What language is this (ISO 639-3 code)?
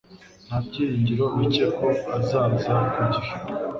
kin